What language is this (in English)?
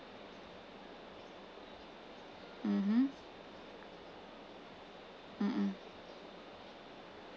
English